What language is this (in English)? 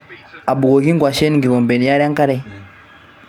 Masai